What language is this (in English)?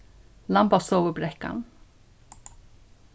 Faroese